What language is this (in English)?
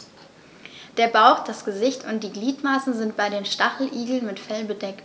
German